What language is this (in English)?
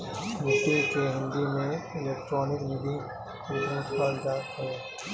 Bhojpuri